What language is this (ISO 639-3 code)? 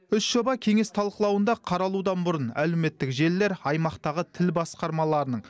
kaz